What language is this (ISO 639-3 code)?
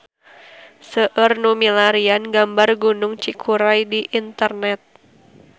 sun